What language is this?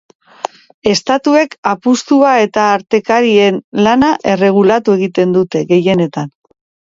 Basque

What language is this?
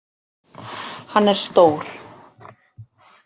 Icelandic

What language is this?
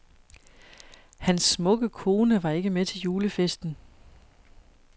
Danish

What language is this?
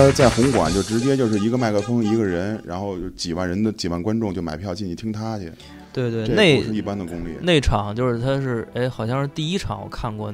Chinese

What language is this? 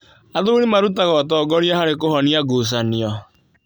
Kikuyu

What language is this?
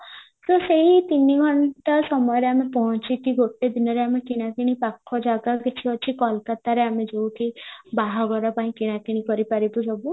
Odia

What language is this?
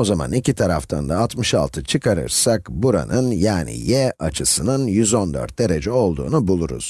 Turkish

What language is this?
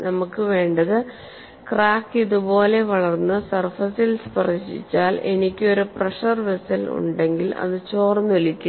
Malayalam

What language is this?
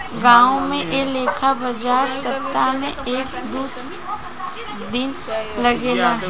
Bhojpuri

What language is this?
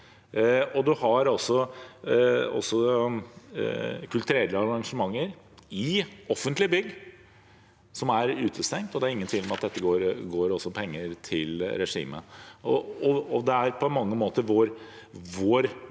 Norwegian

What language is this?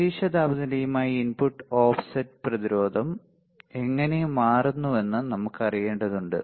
Malayalam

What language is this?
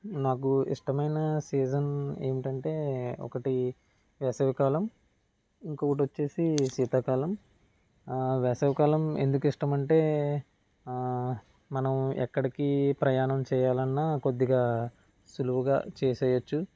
Telugu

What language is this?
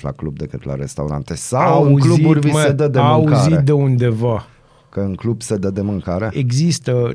Romanian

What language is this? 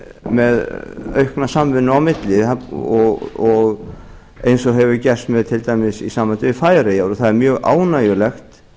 Icelandic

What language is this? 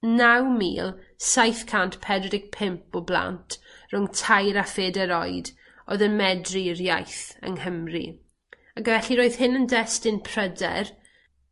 Welsh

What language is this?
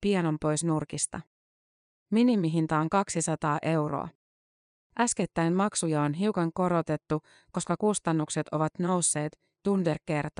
Finnish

